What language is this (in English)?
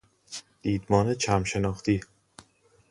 Persian